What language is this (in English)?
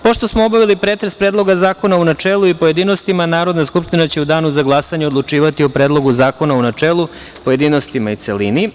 Serbian